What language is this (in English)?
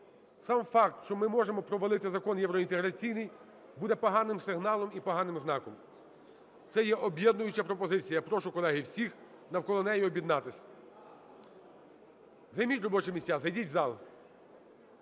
Ukrainian